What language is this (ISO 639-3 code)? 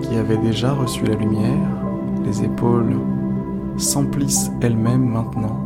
fra